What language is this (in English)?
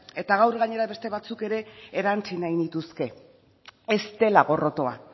Basque